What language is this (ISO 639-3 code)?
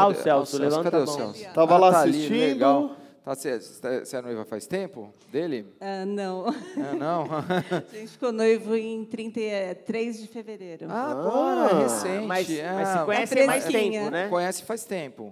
por